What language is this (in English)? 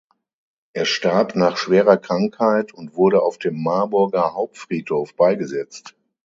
German